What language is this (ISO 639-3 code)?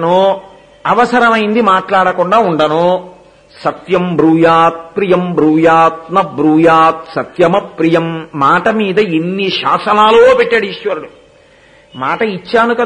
tel